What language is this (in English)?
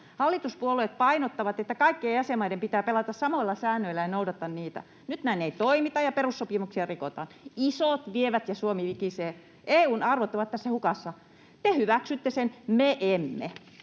Finnish